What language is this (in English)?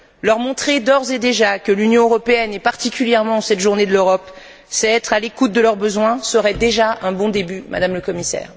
French